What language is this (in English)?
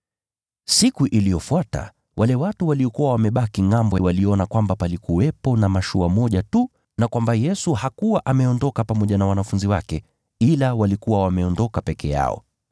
Swahili